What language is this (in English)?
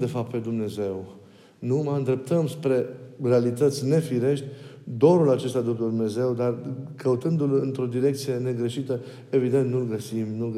Romanian